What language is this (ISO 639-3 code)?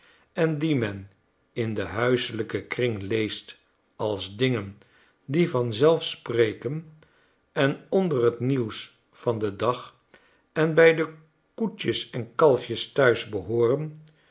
nld